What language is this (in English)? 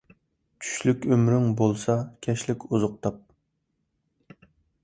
Uyghur